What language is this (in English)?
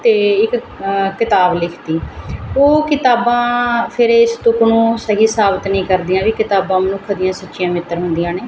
Punjabi